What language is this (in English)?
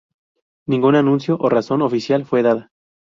Spanish